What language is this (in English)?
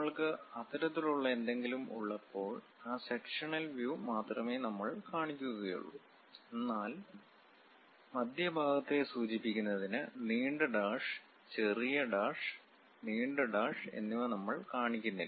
Malayalam